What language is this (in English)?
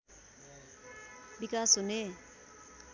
Nepali